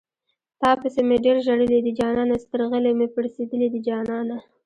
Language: Pashto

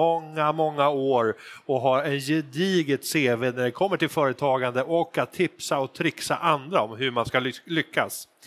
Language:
Swedish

